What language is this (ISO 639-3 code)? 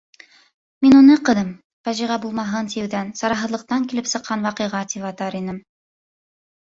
bak